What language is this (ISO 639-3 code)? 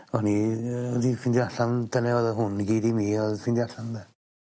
cym